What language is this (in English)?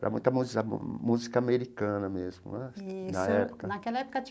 Portuguese